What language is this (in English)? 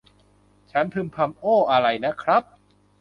Thai